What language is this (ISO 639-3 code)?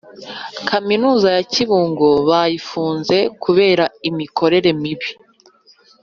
kin